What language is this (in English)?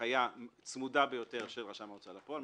Hebrew